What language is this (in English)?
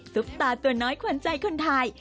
Thai